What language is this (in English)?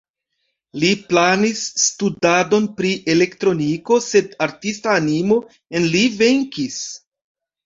Esperanto